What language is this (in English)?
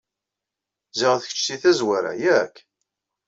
Kabyle